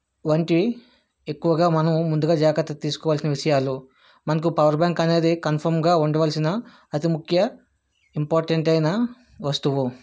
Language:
Telugu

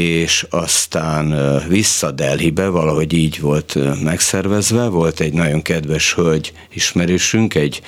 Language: Hungarian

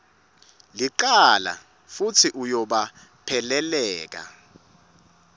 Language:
Swati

